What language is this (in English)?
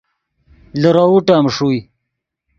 Yidgha